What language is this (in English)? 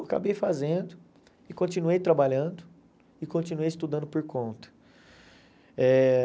Portuguese